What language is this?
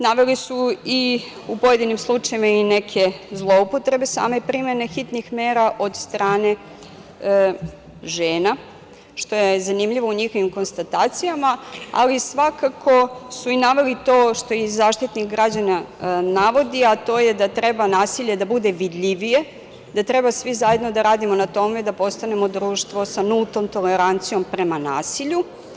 Serbian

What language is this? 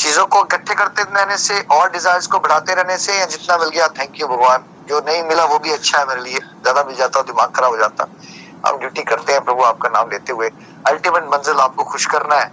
Hindi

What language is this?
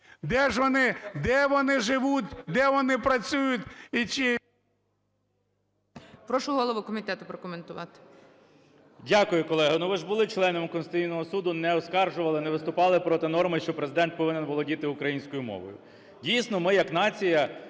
Ukrainian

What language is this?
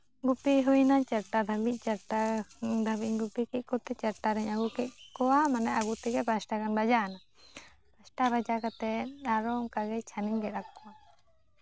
Santali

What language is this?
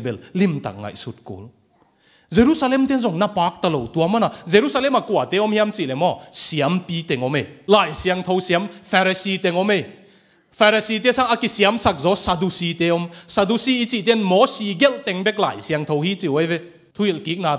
Thai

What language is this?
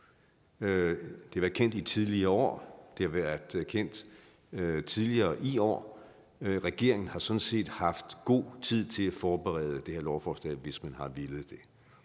Danish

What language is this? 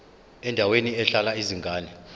Zulu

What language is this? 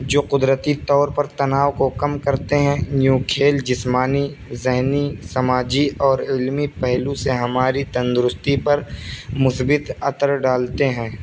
Urdu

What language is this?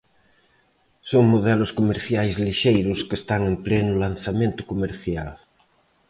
Galician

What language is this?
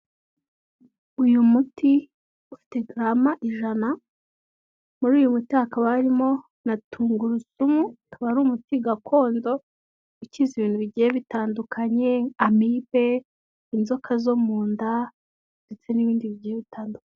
Kinyarwanda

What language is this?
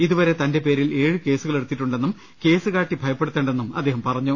Malayalam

